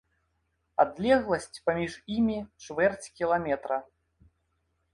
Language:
Belarusian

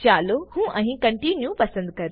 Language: Gujarati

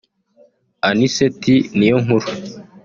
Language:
Kinyarwanda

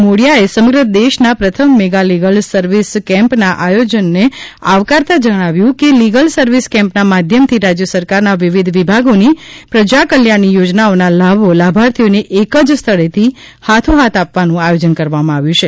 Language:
Gujarati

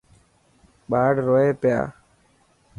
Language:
Dhatki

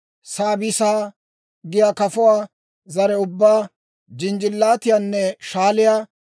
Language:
Dawro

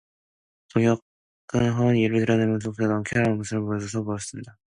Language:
Korean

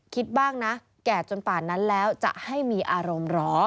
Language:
Thai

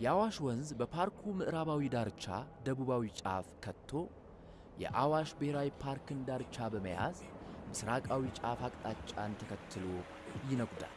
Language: Amharic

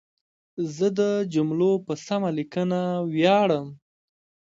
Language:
Pashto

